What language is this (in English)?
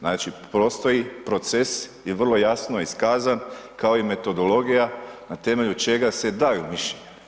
Croatian